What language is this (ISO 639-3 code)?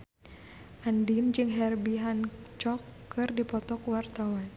sun